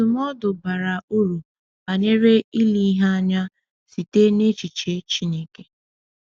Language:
Igbo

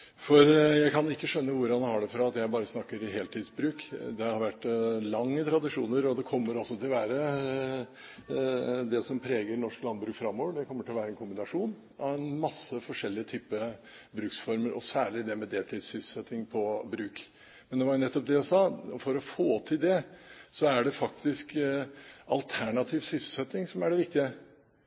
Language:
Norwegian Bokmål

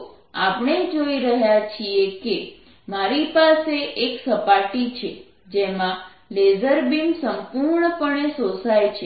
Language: Gujarati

